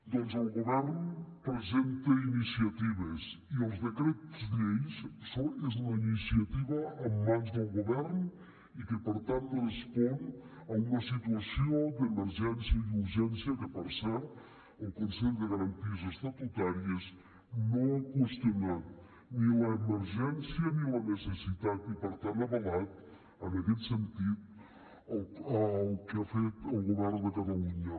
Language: Catalan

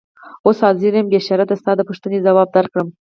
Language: Pashto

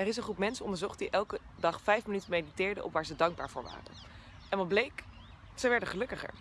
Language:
Dutch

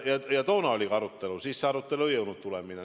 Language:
Estonian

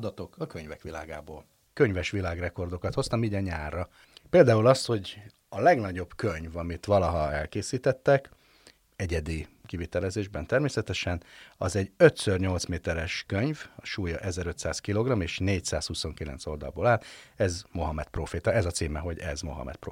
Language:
Hungarian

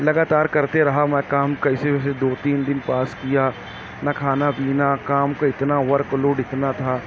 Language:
Urdu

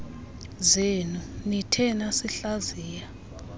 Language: Xhosa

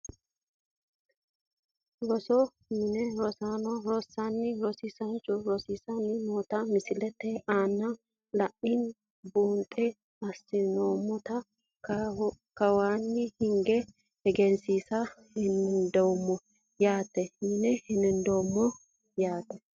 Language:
Sidamo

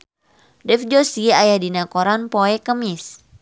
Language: Sundanese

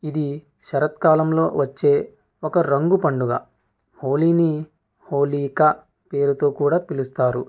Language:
Telugu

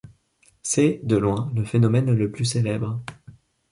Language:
French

